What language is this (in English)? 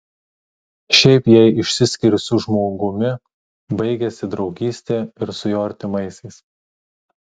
Lithuanian